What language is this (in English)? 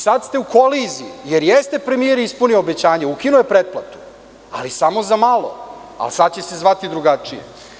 Serbian